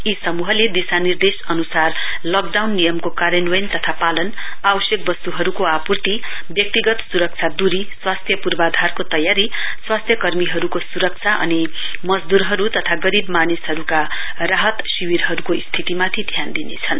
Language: Nepali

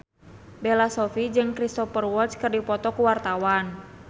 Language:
Sundanese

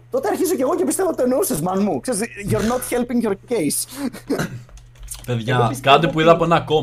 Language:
Greek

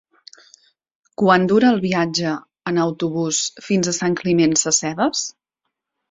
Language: Catalan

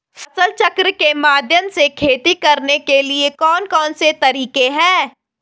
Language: Hindi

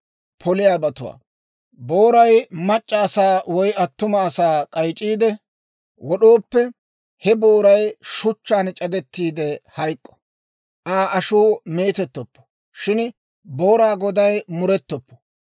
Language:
Dawro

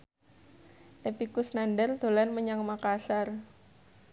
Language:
Javanese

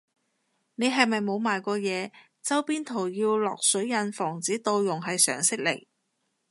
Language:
Cantonese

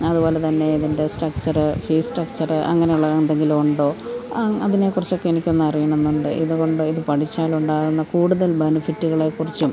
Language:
Malayalam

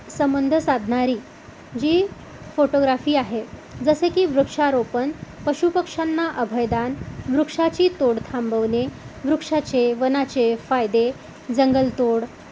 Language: Marathi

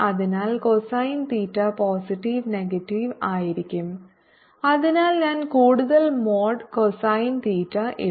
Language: Malayalam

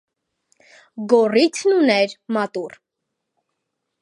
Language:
Armenian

